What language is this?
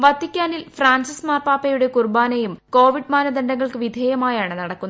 Malayalam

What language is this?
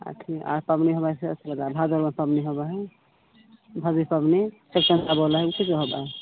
Maithili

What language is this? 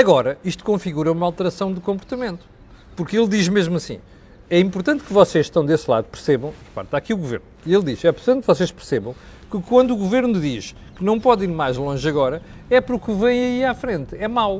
Portuguese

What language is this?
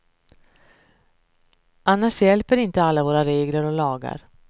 Swedish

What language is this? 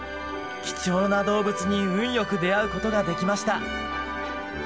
Japanese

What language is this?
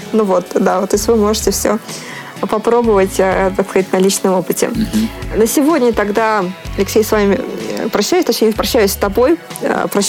Russian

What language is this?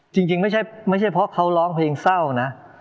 Thai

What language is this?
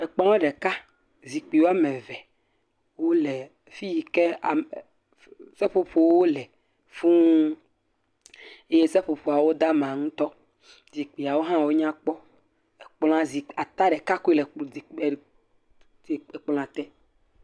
Ewe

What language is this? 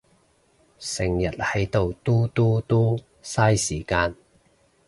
Cantonese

